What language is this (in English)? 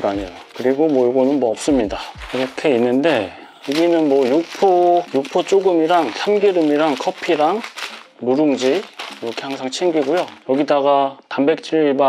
Korean